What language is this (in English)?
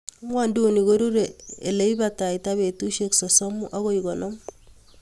Kalenjin